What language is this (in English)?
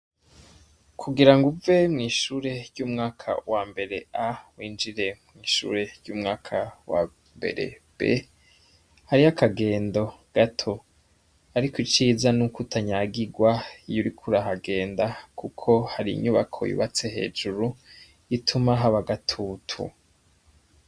Rundi